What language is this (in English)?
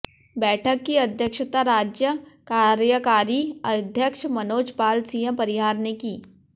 Hindi